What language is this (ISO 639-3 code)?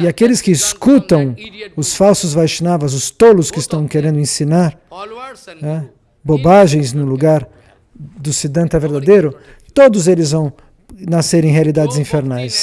por